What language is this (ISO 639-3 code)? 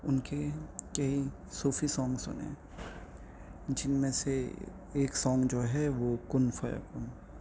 urd